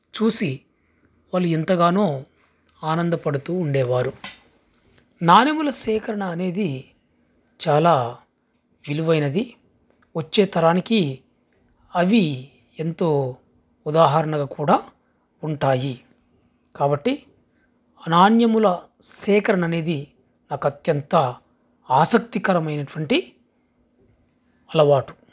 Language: Telugu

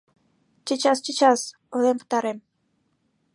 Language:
Mari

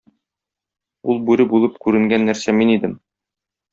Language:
Tatar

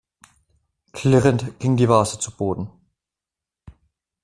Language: German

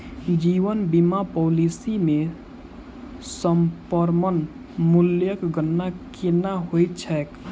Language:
Maithili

